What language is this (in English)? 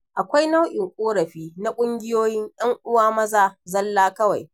Hausa